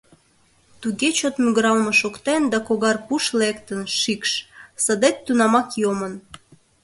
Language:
Mari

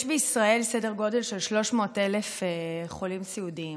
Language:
Hebrew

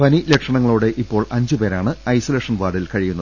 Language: Malayalam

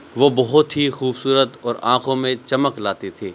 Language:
Urdu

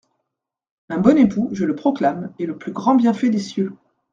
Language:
French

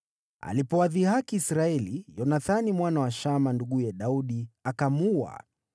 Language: Swahili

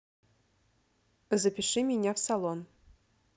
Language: Russian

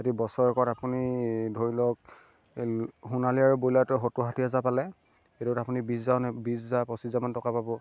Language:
Assamese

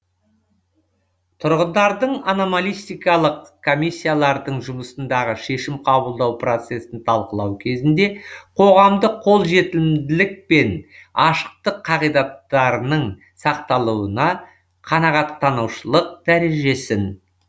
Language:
Kazakh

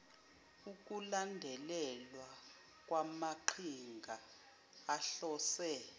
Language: Zulu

